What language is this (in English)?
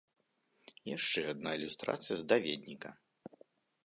Belarusian